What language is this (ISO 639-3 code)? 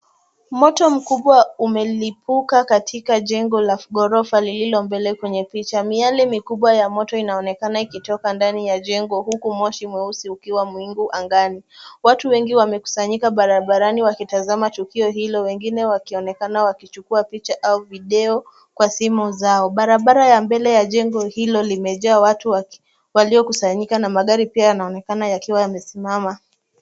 swa